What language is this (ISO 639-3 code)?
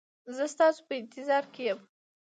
pus